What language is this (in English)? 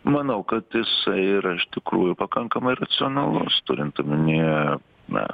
Lithuanian